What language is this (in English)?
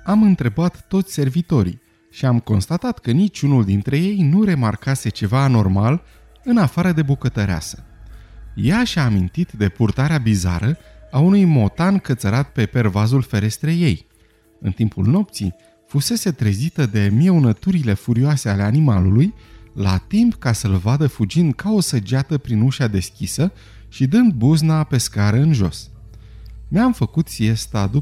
Romanian